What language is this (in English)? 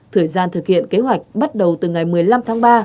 Vietnamese